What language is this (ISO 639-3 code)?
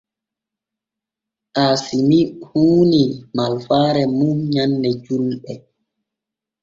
fue